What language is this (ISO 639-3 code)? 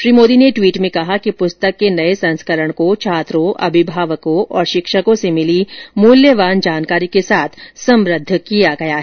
hin